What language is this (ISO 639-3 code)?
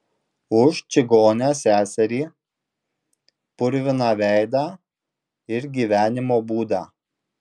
lit